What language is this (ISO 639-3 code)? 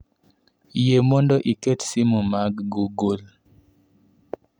luo